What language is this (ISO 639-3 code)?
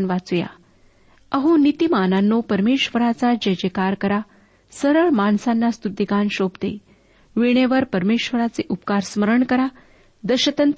mar